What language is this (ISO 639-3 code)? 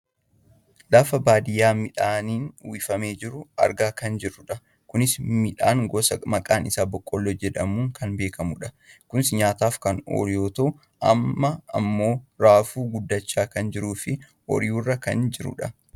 orm